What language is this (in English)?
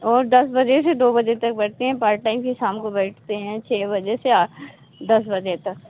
Hindi